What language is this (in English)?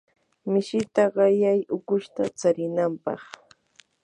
Yanahuanca Pasco Quechua